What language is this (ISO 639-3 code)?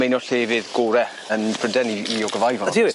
cym